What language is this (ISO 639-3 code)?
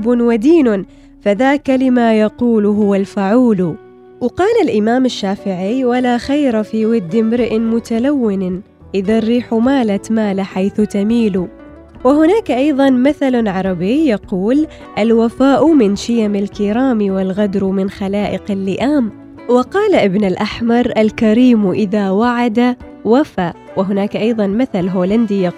ara